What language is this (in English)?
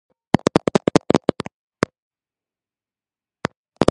Georgian